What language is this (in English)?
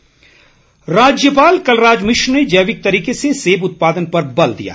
Hindi